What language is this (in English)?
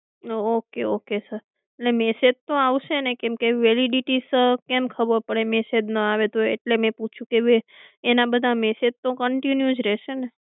Gujarati